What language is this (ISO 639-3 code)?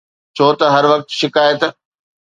snd